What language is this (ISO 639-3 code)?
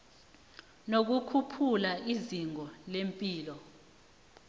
nbl